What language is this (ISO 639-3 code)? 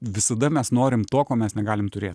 lit